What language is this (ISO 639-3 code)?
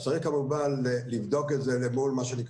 heb